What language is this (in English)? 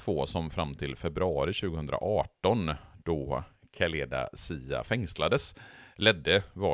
Swedish